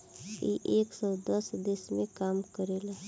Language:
Bhojpuri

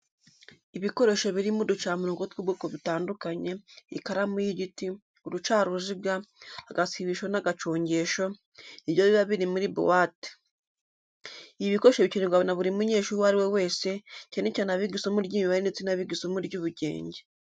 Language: Kinyarwanda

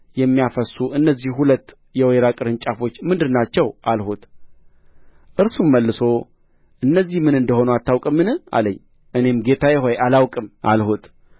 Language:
Amharic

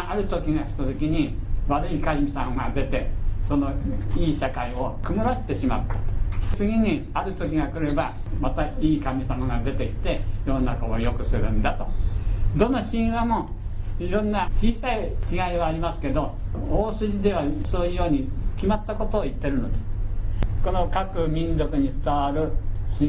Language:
Japanese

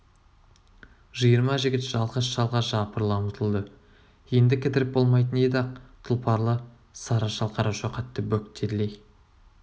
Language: Kazakh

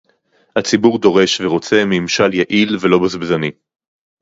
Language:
Hebrew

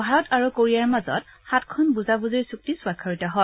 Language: Assamese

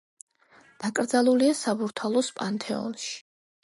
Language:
Georgian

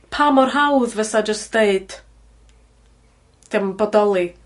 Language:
Welsh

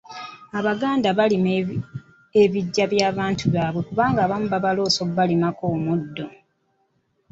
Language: Ganda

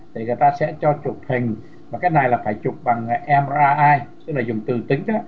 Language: Vietnamese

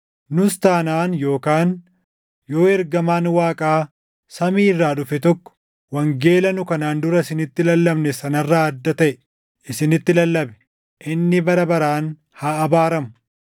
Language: Oromo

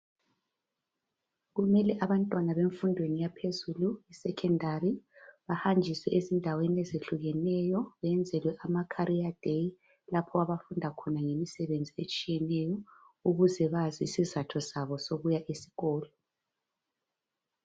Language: North Ndebele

